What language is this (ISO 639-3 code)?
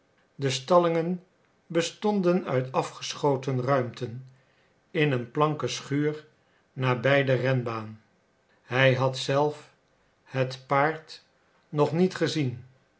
nld